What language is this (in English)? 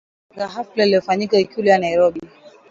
Swahili